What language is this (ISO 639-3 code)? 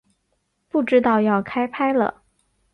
zho